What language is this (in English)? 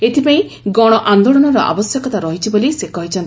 Odia